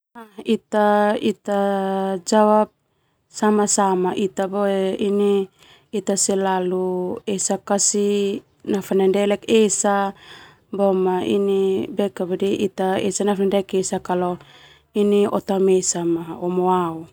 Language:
Termanu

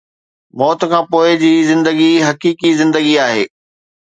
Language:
Sindhi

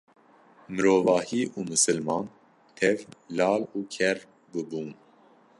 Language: Kurdish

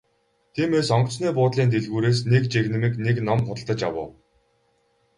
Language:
Mongolian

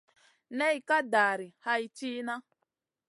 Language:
Masana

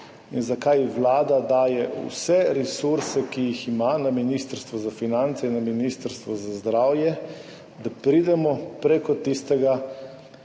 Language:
Slovenian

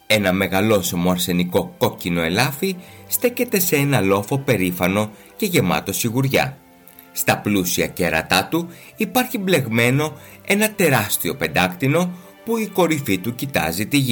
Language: Greek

